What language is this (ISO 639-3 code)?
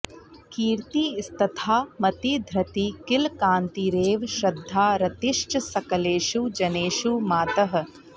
san